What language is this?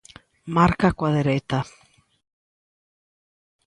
Galician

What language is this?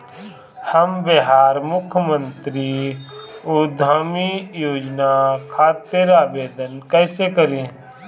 Bhojpuri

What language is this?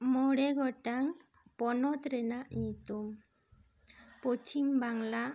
Santali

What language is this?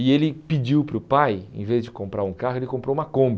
Portuguese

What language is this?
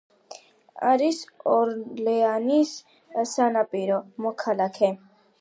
Georgian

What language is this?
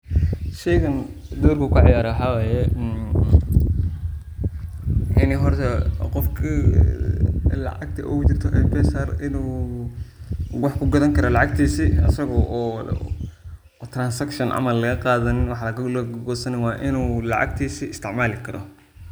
Somali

